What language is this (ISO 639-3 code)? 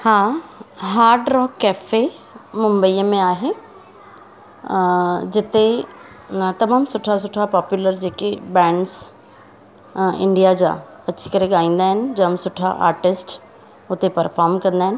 snd